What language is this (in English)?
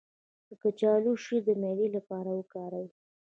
Pashto